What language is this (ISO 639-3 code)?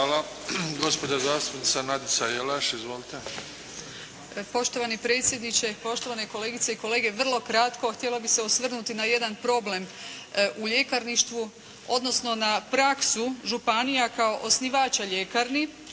hrv